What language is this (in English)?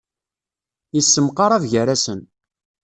Kabyle